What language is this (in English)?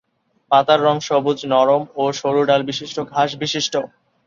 Bangla